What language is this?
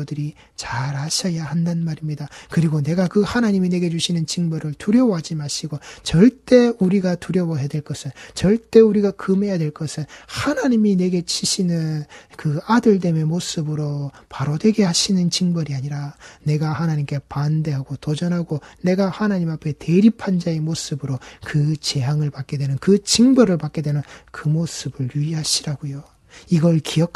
Korean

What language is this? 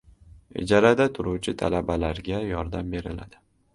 Uzbek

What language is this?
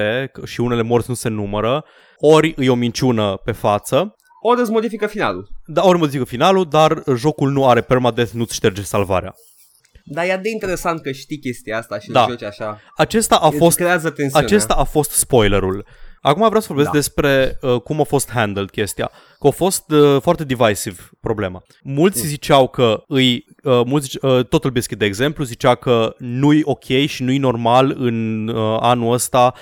Romanian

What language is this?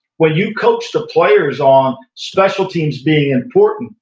English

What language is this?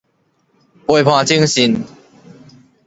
Min Nan Chinese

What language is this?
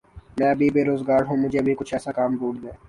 Urdu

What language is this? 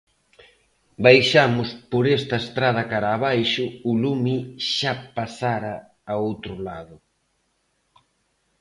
Galician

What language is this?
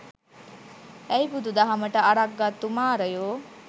Sinhala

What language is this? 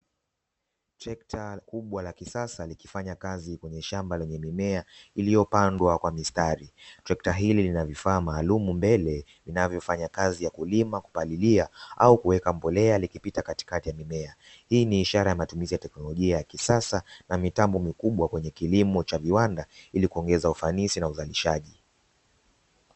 Swahili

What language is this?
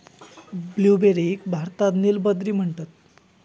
Marathi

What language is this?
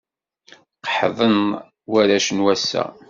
Kabyle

